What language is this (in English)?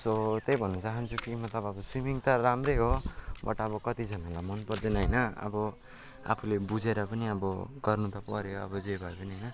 Nepali